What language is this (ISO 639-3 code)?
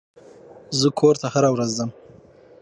pus